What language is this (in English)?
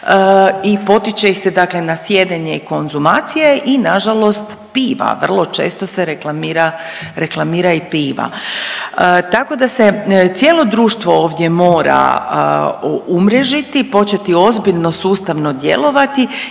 Croatian